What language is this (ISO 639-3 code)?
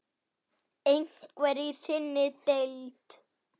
isl